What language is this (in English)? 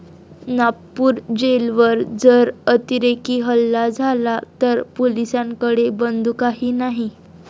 Marathi